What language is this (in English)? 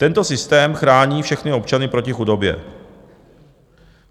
Czech